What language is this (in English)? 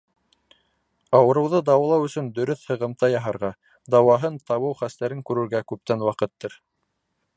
Bashkir